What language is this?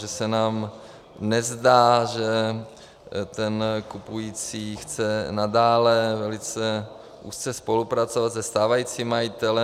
Czech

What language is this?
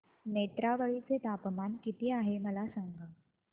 Marathi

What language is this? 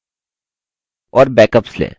Hindi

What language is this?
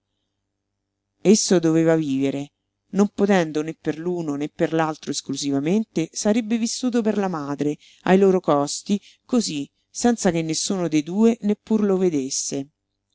Italian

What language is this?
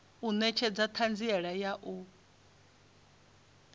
Venda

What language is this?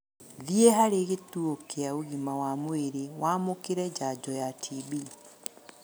Kikuyu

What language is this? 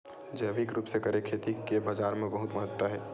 Chhattisgarhi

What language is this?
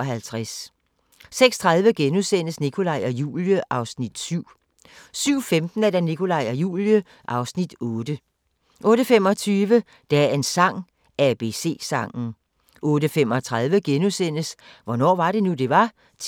Danish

